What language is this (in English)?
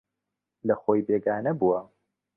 Central Kurdish